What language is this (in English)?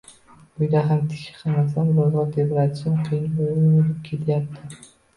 Uzbek